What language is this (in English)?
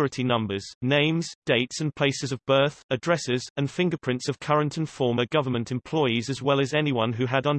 English